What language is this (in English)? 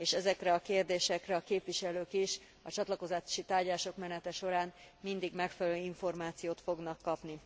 Hungarian